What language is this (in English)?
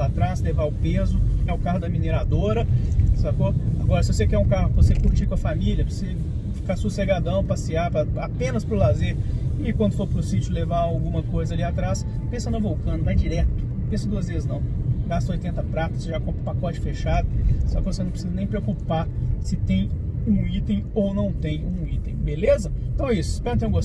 Portuguese